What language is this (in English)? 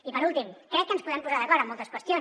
Catalan